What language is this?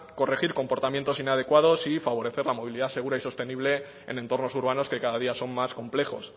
Spanish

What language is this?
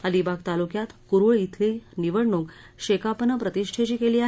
Marathi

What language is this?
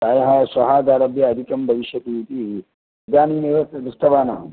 Sanskrit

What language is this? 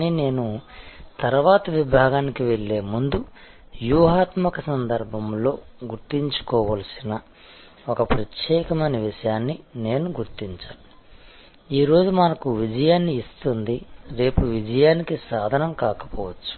Telugu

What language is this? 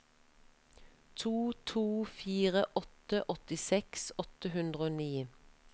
Norwegian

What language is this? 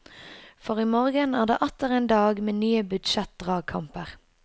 Norwegian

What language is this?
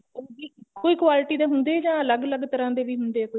Punjabi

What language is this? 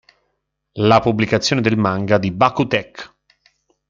Italian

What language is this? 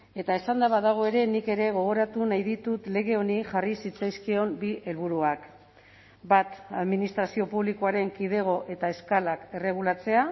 Basque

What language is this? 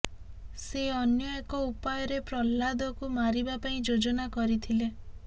Odia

